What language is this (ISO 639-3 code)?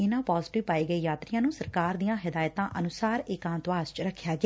pan